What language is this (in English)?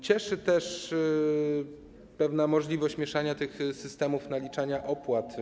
Polish